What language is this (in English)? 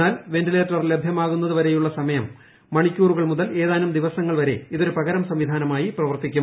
Malayalam